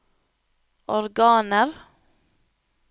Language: Norwegian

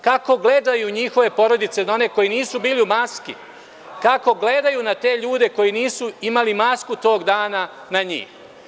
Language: Serbian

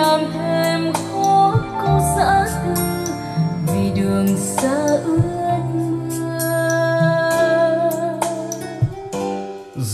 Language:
Vietnamese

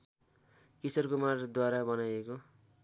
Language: Nepali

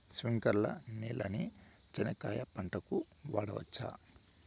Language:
Telugu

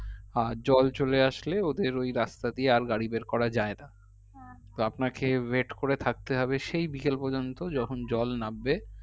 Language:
Bangla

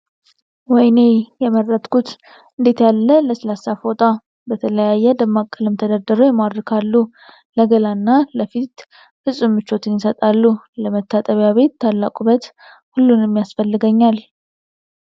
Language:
Amharic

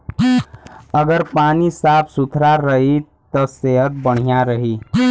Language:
Bhojpuri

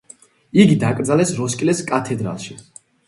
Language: Georgian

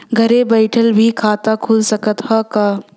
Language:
Bhojpuri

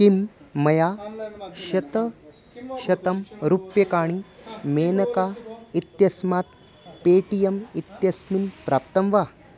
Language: Sanskrit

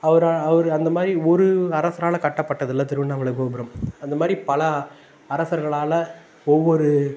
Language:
Tamil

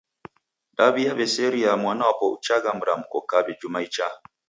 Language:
Taita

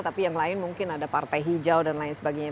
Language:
Indonesian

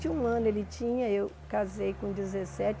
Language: Portuguese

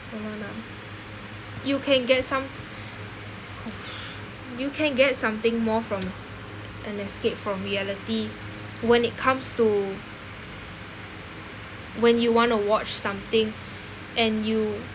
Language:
English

